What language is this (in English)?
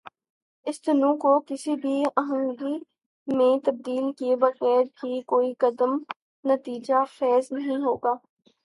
Urdu